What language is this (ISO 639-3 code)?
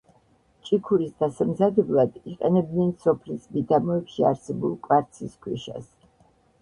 kat